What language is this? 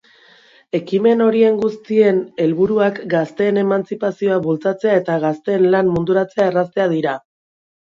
Basque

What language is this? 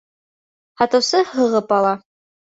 Bashkir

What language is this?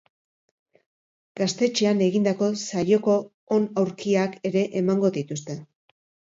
Basque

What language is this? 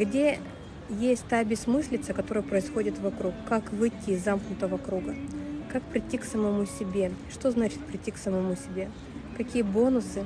Russian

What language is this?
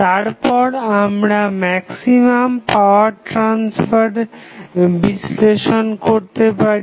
Bangla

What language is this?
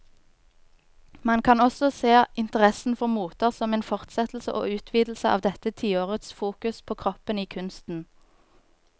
Norwegian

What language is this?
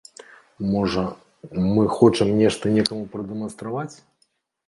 Belarusian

